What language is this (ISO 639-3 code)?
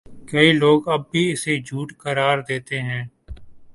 urd